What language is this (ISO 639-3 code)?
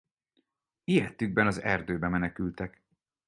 hun